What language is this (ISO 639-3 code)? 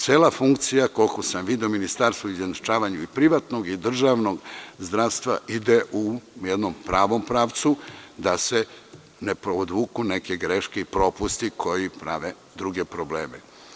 srp